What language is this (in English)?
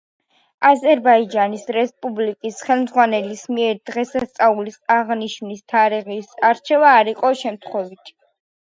Georgian